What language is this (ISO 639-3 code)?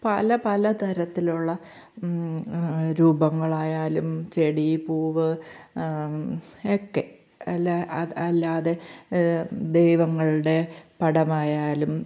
mal